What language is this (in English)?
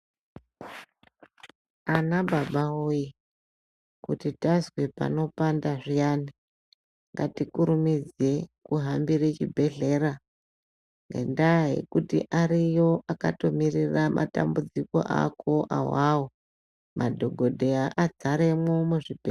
Ndau